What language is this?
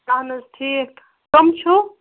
Kashmiri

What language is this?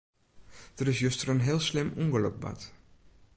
Western Frisian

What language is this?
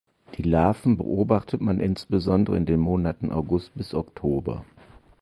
German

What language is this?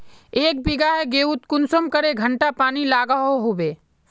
Magahi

